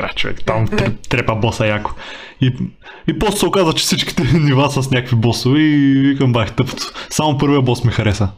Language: Bulgarian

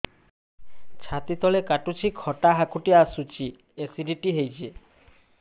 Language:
Odia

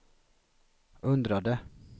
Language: Swedish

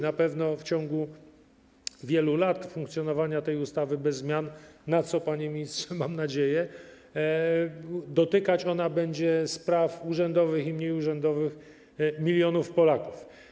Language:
Polish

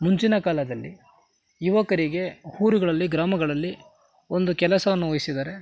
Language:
Kannada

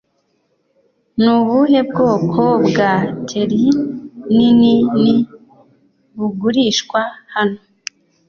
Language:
Kinyarwanda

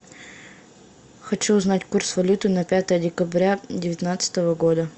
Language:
Russian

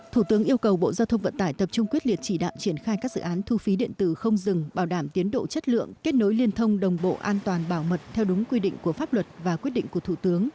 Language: Vietnamese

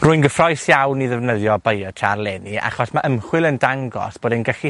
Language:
Welsh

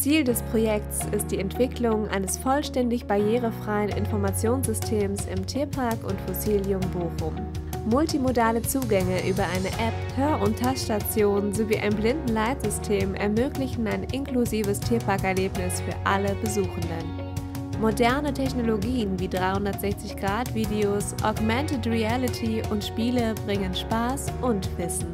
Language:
German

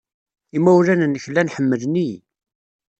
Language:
Kabyle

